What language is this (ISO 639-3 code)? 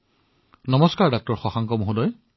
asm